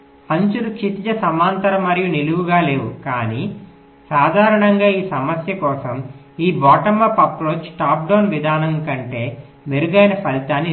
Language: Telugu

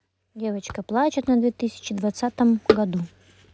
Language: Russian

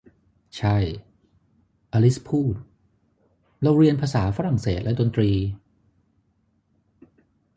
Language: Thai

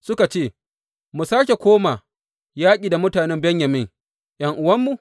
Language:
Hausa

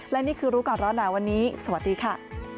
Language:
Thai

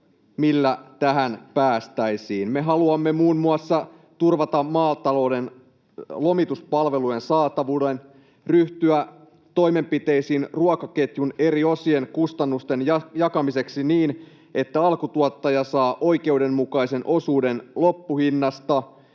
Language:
Finnish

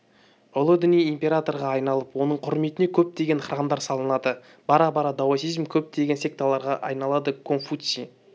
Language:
Kazakh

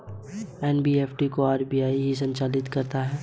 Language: Hindi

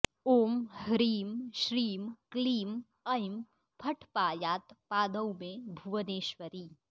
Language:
Sanskrit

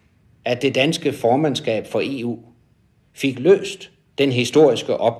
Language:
Danish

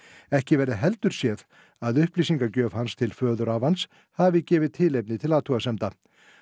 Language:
Icelandic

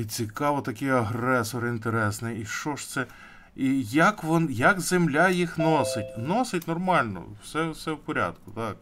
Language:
Ukrainian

